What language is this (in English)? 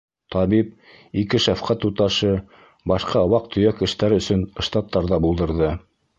Bashkir